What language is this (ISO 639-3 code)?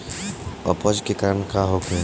bho